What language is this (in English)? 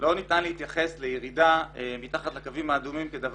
Hebrew